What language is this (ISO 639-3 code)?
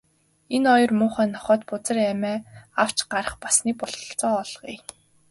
mon